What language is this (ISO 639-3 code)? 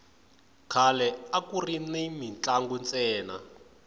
tso